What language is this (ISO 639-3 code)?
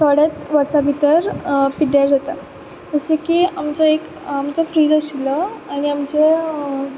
kok